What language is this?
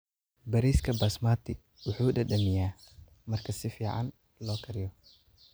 Somali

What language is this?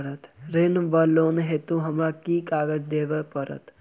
Maithili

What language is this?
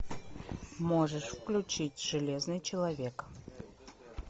Russian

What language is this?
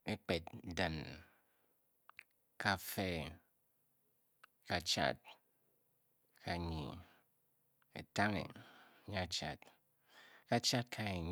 Bokyi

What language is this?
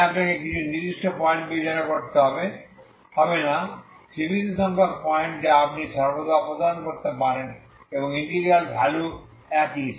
Bangla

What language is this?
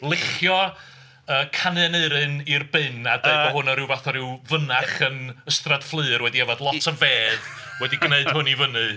Welsh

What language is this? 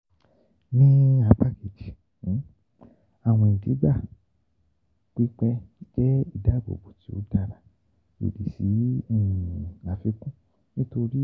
Yoruba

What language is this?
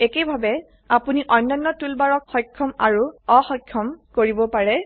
Assamese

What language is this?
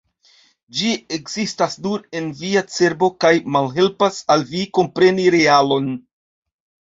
Esperanto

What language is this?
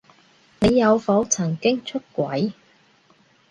Cantonese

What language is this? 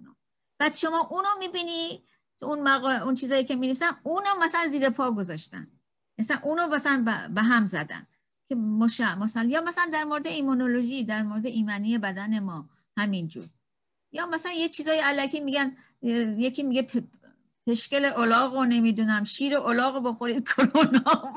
Persian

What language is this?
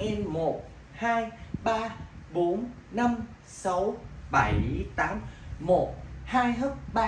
Vietnamese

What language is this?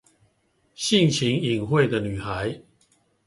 Chinese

